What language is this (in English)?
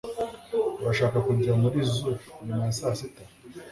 Kinyarwanda